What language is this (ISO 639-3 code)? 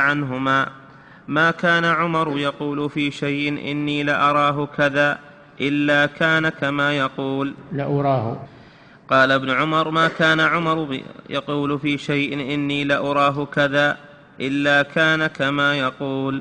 ara